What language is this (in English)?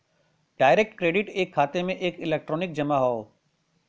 Bhojpuri